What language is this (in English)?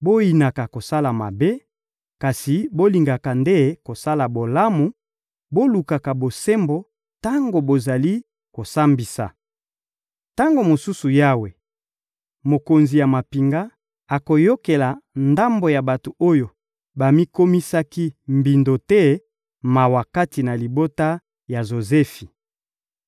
Lingala